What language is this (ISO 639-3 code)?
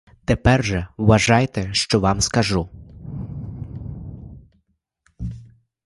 ukr